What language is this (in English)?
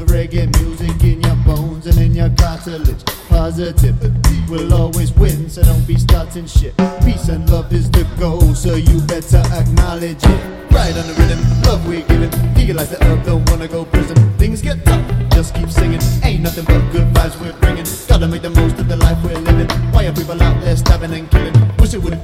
English